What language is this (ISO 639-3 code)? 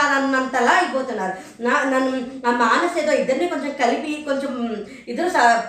tel